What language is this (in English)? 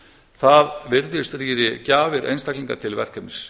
Icelandic